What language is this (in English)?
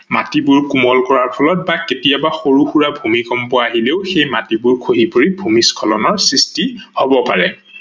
Assamese